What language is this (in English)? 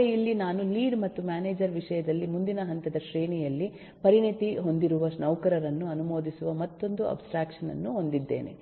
Kannada